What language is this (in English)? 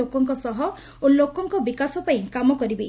Odia